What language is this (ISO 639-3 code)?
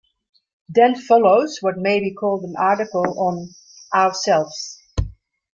eng